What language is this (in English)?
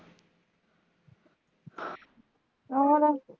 Punjabi